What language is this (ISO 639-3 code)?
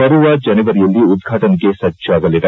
kan